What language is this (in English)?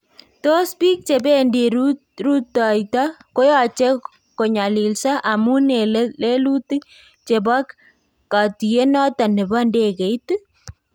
Kalenjin